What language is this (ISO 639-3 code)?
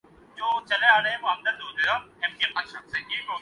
urd